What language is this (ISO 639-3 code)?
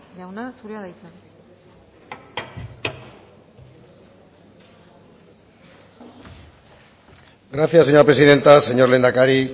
eus